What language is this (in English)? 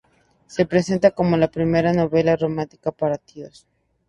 Spanish